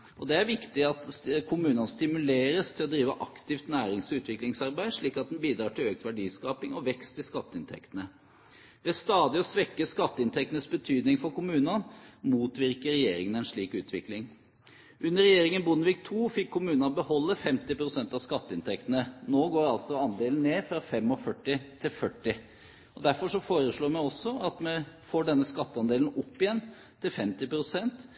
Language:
Norwegian Bokmål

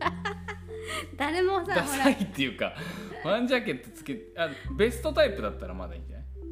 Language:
Japanese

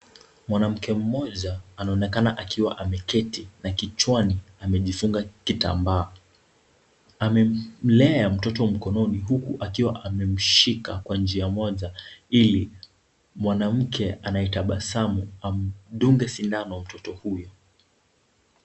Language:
Swahili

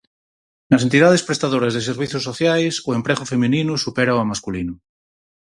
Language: Galician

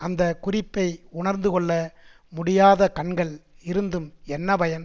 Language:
Tamil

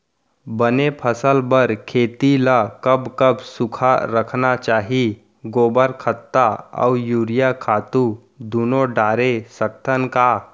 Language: Chhattisgarhi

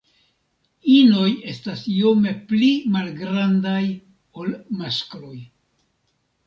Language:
Esperanto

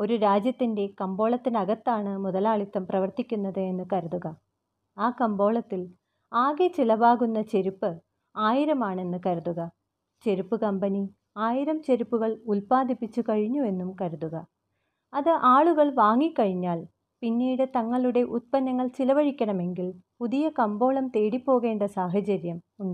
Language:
Malayalam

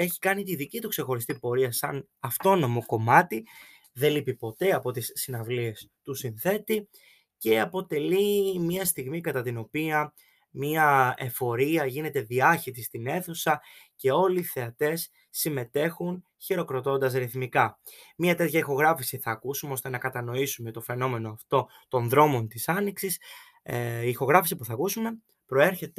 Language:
Greek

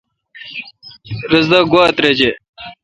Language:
Kalkoti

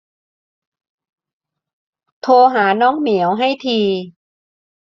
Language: Thai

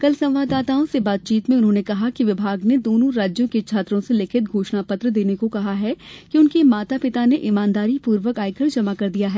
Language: Hindi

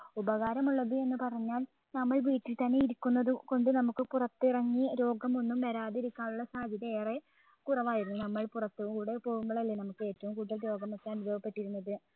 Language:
Malayalam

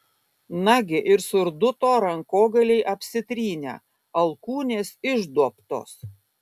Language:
Lithuanian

